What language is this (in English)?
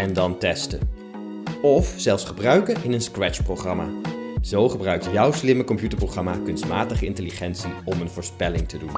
Dutch